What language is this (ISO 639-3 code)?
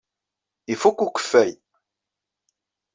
kab